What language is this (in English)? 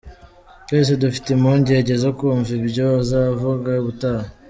Kinyarwanda